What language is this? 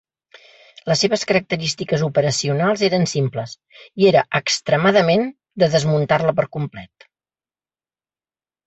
Catalan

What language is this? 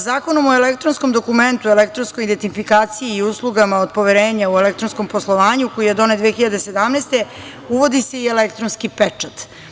Serbian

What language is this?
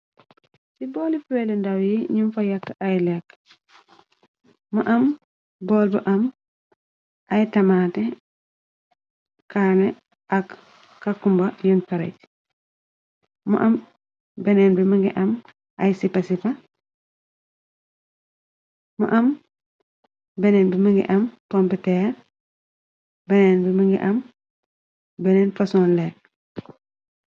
Wolof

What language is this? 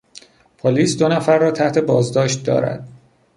Persian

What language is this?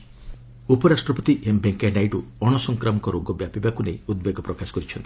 Odia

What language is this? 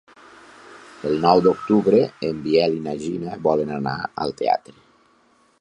Catalan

